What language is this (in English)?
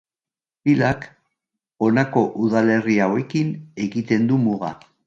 Basque